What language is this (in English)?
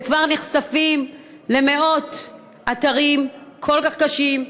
Hebrew